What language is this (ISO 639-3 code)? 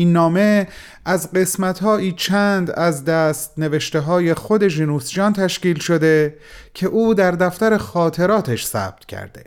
fas